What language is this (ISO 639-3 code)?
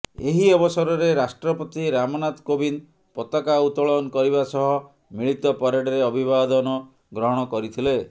ori